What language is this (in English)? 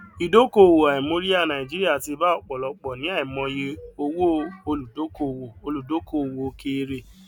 Yoruba